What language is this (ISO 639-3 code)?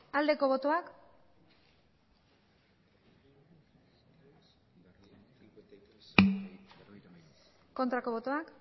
eus